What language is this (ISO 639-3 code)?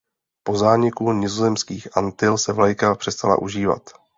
ces